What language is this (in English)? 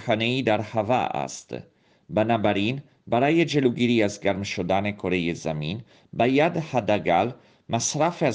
Persian